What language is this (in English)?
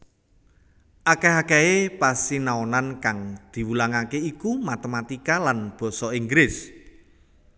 Javanese